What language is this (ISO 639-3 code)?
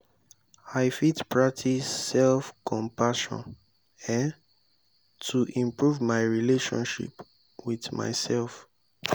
pcm